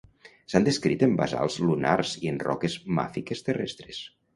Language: Catalan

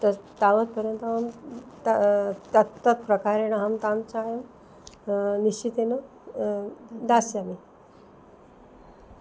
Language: Sanskrit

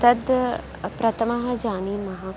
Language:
Sanskrit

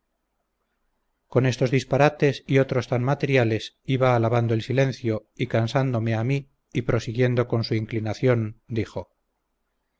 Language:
Spanish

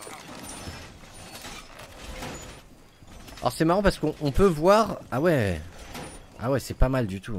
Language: French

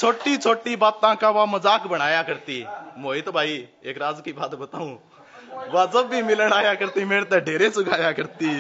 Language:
Hindi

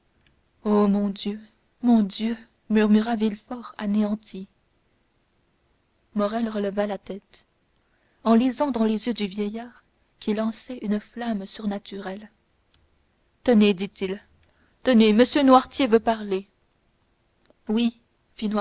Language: French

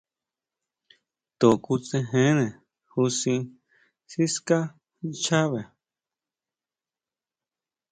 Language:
Huautla Mazatec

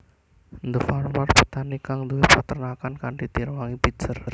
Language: Javanese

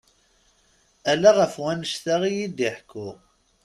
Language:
Kabyle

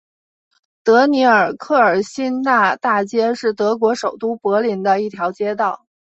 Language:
Chinese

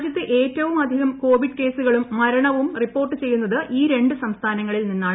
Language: Malayalam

